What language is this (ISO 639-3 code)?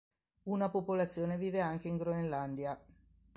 ita